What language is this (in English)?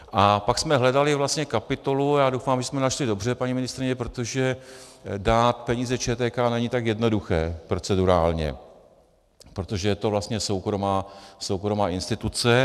Czech